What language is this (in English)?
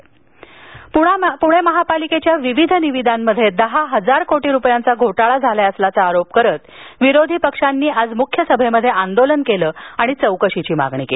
Marathi